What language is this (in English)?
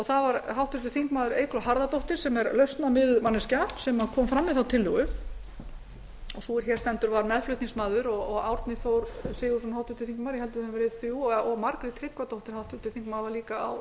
Icelandic